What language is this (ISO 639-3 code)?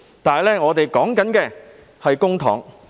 yue